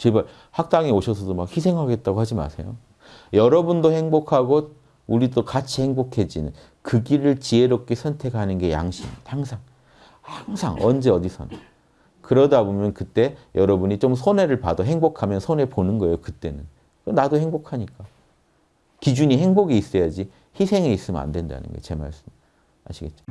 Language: Korean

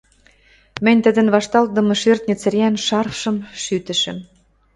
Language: Western Mari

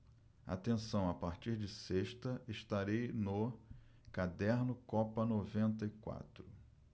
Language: Portuguese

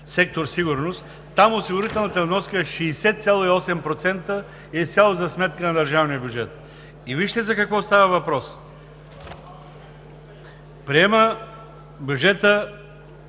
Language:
Bulgarian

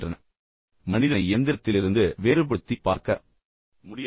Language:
Tamil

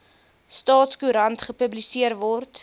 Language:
Afrikaans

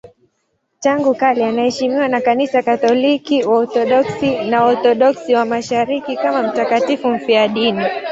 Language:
Swahili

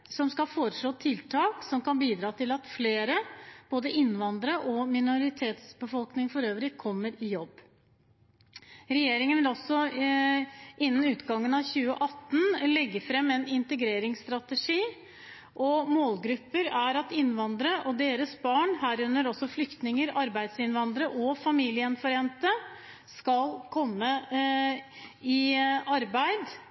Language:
Norwegian Bokmål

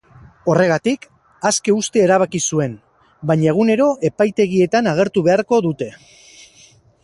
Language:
Basque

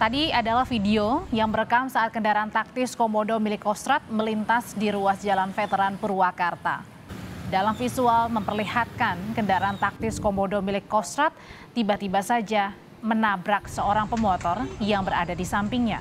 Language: Indonesian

